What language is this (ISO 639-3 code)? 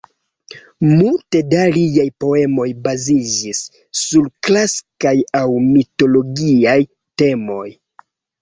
epo